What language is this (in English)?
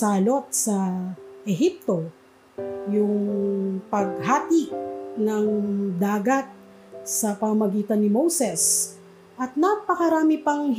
Filipino